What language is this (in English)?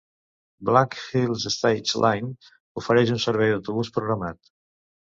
Catalan